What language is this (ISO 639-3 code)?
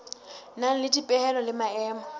sot